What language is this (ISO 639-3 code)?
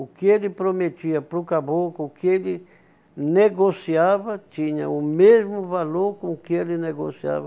por